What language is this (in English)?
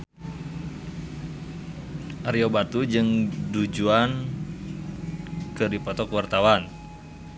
Sundanese